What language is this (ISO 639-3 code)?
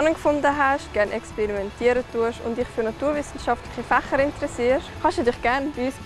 deu